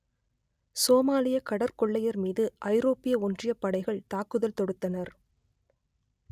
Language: Tamil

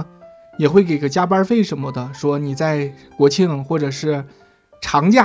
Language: Chinese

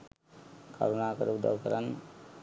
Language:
Sinhala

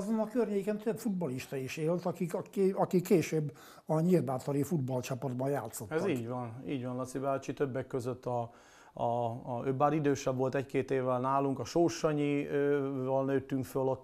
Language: Hungarian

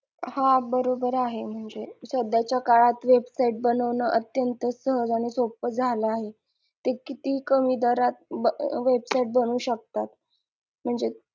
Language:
Marathi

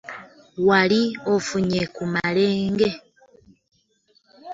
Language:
Ganda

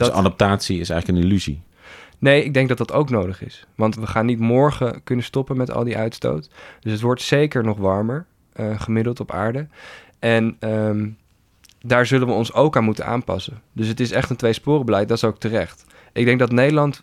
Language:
Dutch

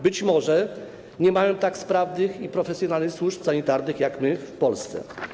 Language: Polish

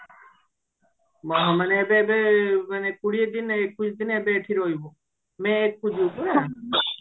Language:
Odia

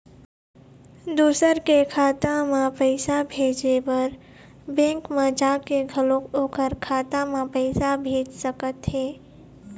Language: Chhattisgarhi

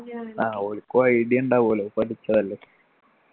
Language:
Malayalam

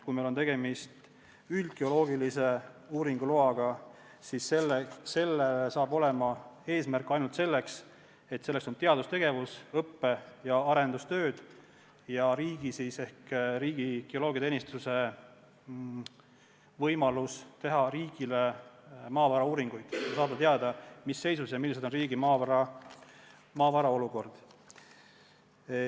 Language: Estonian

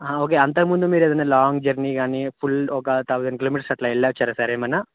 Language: Telugu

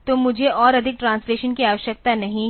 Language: Hindi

